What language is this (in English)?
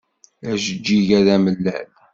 Kabyle